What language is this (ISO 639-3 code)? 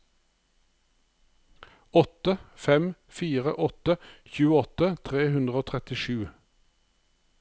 nor